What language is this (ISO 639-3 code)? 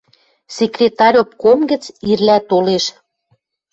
mrj